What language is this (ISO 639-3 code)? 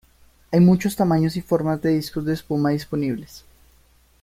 spa